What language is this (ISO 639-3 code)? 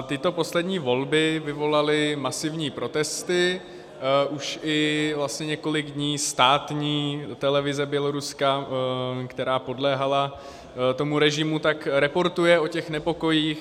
ces